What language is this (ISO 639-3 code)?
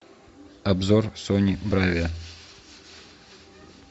rus